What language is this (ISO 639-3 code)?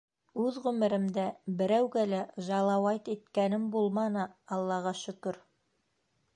bak